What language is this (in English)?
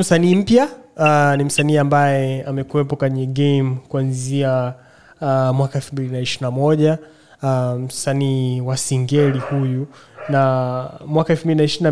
Swahili